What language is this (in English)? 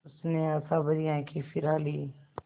Hindi